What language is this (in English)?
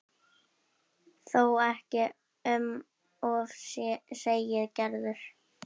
Icelandic